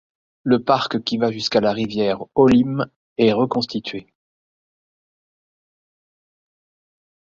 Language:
French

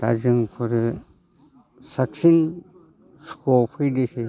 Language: Bodo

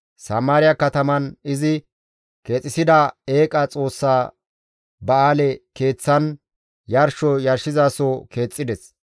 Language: Gamo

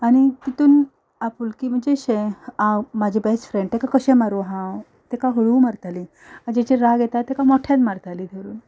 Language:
Konkani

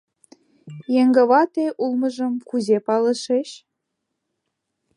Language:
Mari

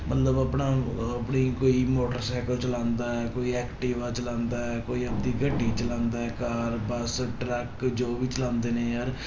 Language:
Punjabi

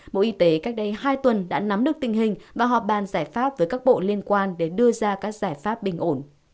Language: Vietnamese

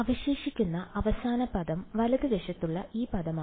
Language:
Malayalam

